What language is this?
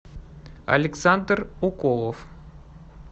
Russian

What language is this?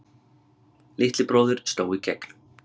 Icelandic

